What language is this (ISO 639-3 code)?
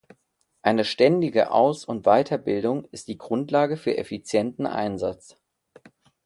deu